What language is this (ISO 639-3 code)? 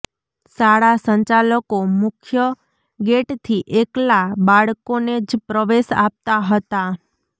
guj